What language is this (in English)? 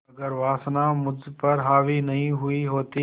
Hindi